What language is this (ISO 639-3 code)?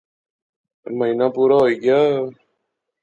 phr